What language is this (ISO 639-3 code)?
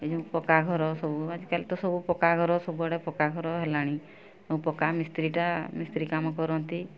ori